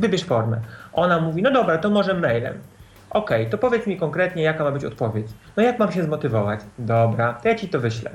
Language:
Polish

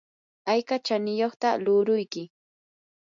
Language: Yanahuanca Pasco Quechua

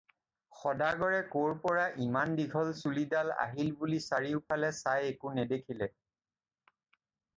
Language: Assamese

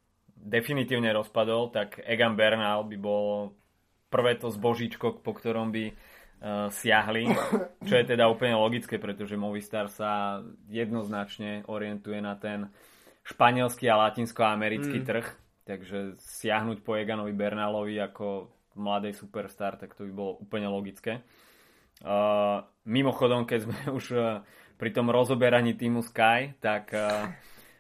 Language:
Slovak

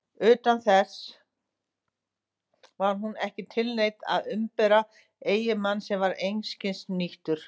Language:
Icelandic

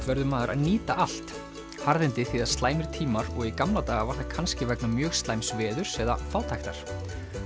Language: Icelandic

